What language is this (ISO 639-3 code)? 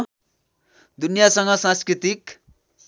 nep